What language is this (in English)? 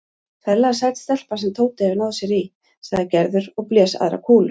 Icelandic